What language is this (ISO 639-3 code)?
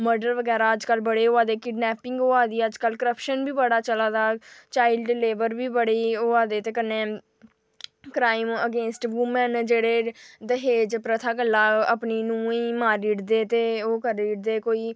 doi